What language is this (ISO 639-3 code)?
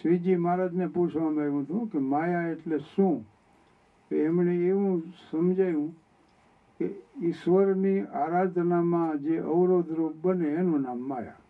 guj